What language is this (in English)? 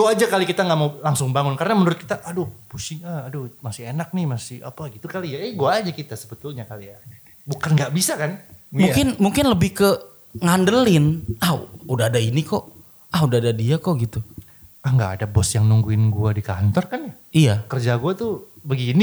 Indonesian